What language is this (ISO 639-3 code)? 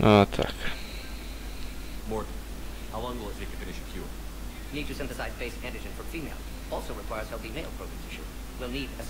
pol